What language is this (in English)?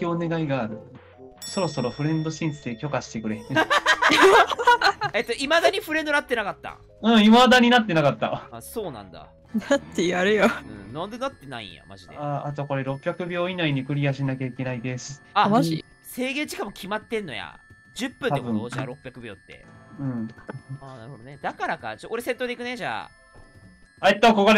Japanese